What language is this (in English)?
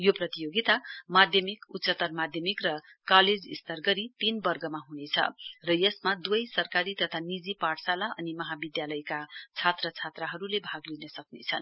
Nepali